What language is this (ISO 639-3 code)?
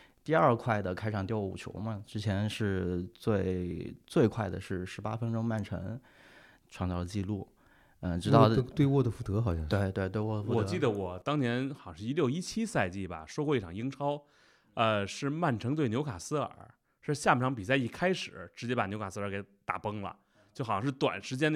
zho